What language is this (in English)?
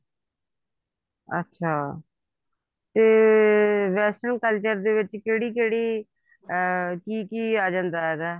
Punjabi